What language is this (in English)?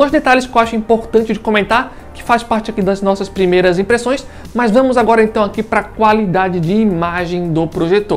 Portuguese